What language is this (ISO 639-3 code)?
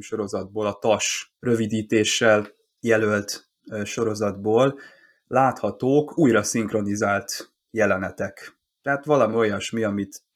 hun